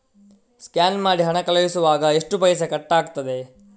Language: Kannada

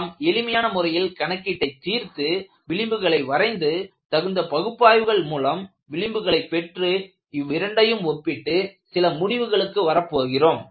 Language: Tamil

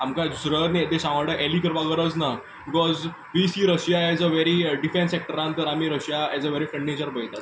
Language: Konkani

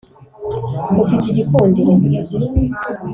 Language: Kinyarwanda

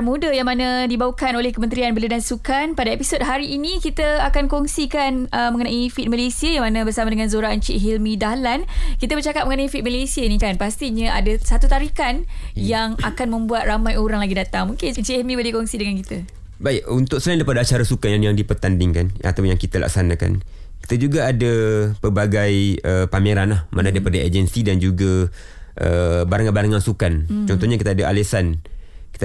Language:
Malay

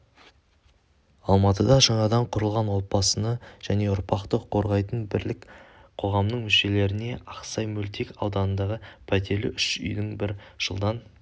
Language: Kazakh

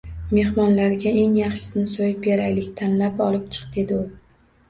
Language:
Uzbek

